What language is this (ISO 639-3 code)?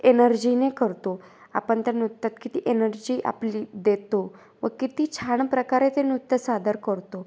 mar